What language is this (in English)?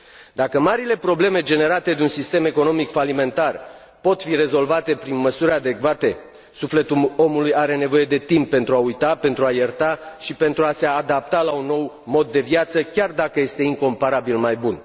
Romanian